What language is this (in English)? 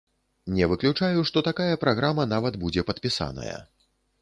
Belarusian